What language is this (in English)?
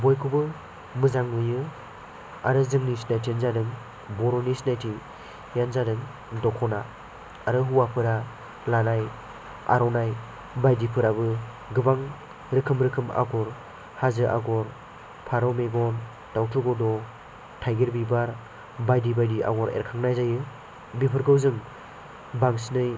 Bodo